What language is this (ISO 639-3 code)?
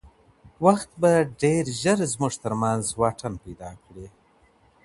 pus